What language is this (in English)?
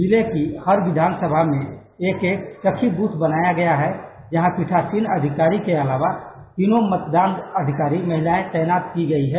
Hindi